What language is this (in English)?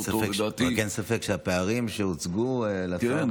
Hebrew